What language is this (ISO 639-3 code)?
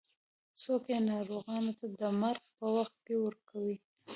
pus